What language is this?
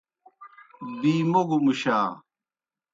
Kohistani Shina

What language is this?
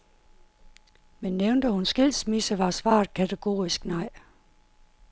Danish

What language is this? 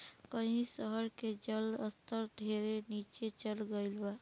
Bhojpuri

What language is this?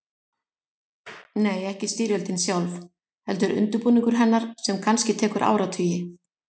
Icelandic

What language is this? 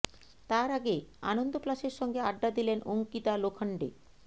Bangla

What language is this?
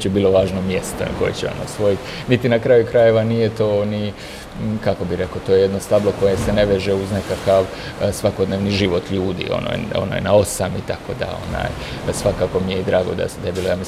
Croatian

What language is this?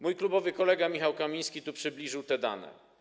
Polish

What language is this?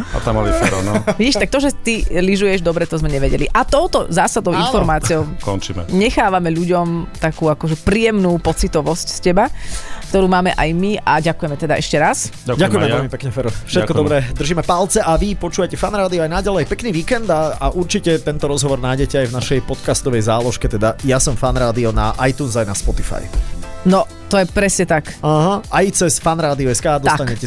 Slovak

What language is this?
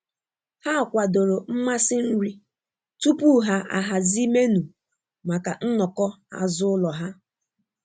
Igbo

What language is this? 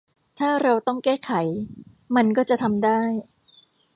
Thai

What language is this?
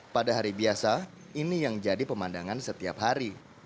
Indonesian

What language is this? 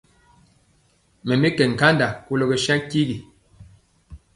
Mpiemo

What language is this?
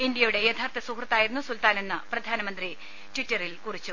Malayalam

